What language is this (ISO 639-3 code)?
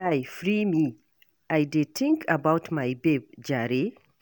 pcm